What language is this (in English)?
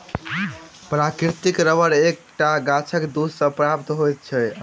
Maithili